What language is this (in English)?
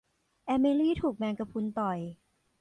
Thai